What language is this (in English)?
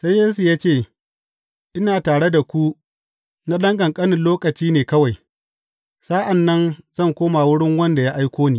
Hausa